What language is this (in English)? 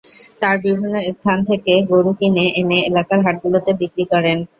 Bangla